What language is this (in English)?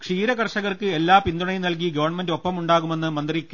Malayalam